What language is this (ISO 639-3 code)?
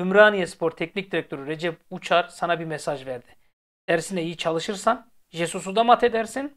tur